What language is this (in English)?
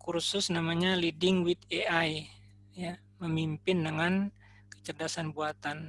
Indonesian